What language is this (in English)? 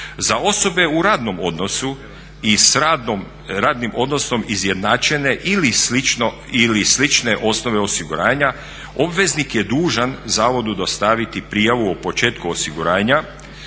Croatian